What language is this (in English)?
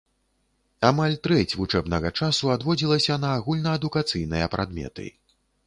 Belarusian